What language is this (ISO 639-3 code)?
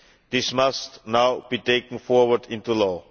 eng